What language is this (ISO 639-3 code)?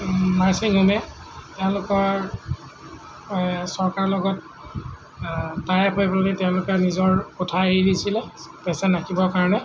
asm